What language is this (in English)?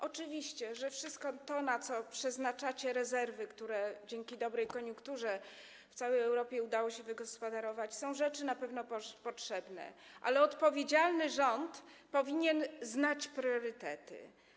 Polish